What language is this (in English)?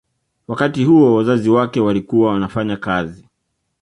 Swahili